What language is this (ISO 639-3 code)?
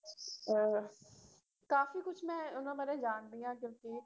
pan